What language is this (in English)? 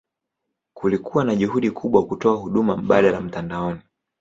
Swahili